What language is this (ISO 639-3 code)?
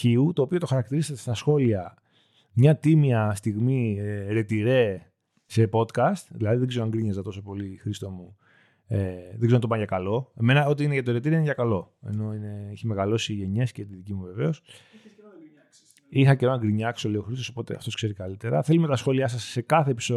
ell